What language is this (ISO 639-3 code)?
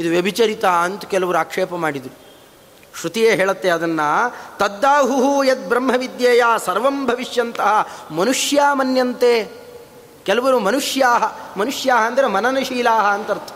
kan